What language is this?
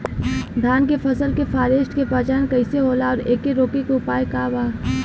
Bhojpuri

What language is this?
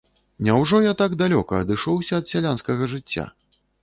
Belarusian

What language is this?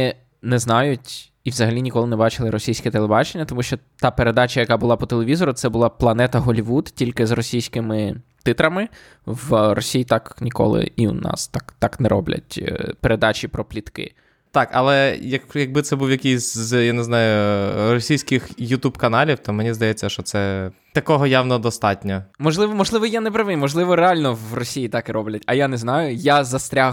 Ukrainian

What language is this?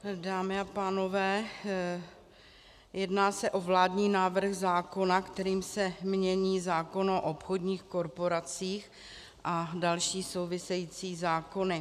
Czech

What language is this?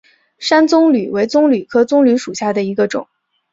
Chinese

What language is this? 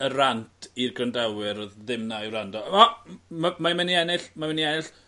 Welsh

